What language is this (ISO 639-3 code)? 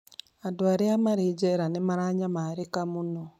kik